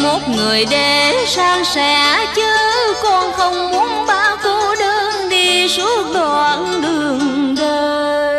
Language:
Vietnamese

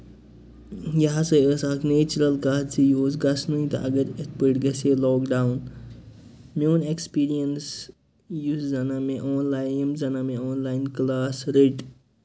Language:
Kashmiri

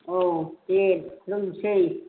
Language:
Bodo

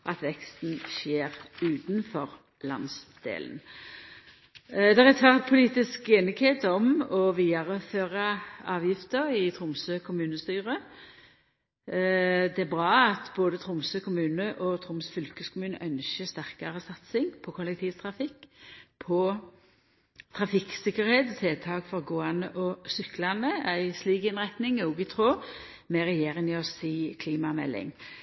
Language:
Norwegian Nynorsk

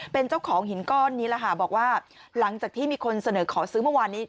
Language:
Thai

